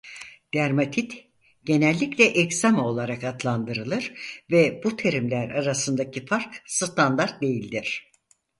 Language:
Turkish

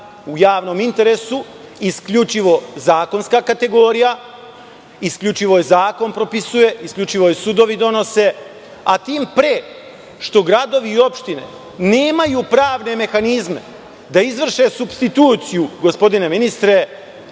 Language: Serbian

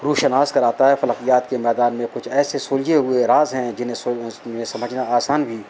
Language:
Urdu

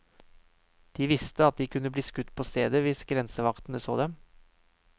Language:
Norwegian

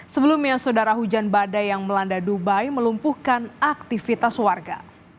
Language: Indonesian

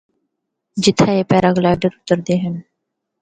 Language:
Northern Hindko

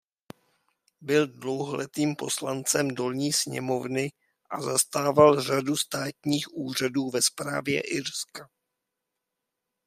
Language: Czech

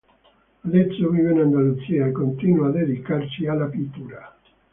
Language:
Italian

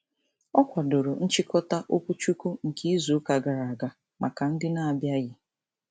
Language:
Igbo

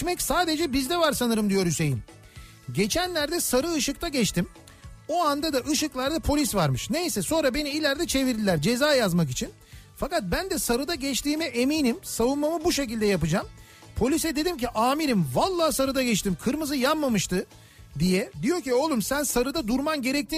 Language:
Turkish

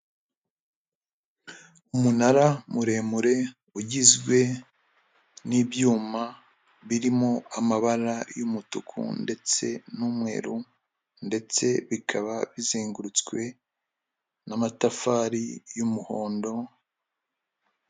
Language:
Kinyarwanda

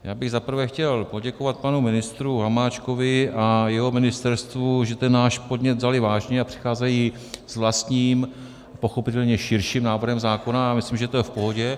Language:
Czech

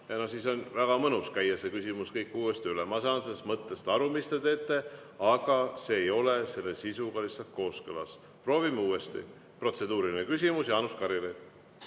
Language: Estonian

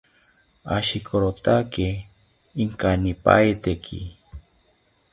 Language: South Ucayali Ashéninka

